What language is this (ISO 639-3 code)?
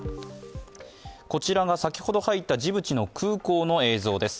jpn